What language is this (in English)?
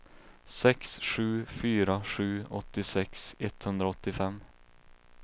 Swedish